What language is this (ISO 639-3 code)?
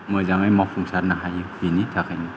brx